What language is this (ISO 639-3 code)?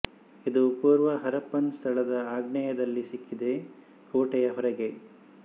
kan